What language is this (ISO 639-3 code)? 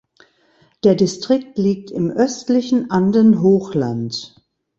deu